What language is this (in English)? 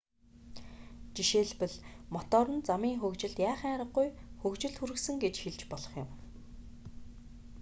Mongolian